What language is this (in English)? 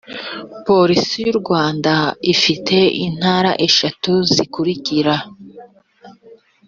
Kinyarwanda